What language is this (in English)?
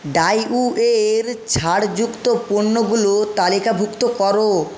Bangla